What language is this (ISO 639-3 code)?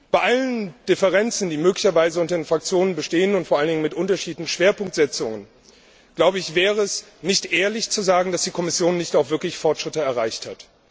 deu